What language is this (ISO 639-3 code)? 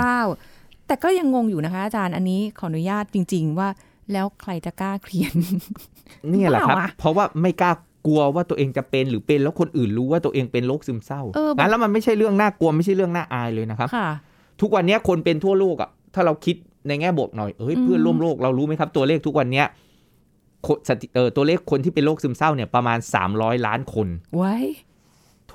tha